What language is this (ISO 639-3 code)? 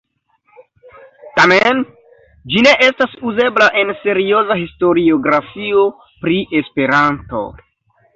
epo